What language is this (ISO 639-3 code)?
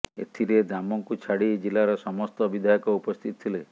ori